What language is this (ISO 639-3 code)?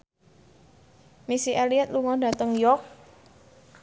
jav